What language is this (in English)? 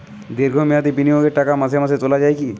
Bangla